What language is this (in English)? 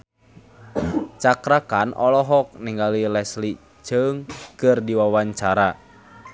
Sundanese